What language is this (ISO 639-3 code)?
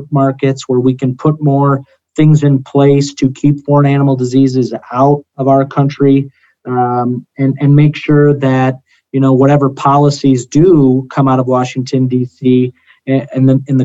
eng